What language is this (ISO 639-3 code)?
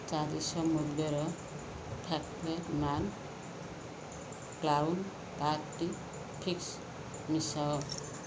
ori